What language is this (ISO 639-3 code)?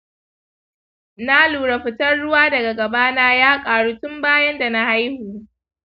hau